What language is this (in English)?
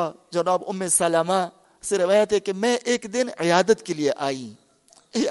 Urdu